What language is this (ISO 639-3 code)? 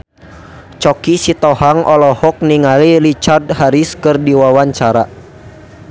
sun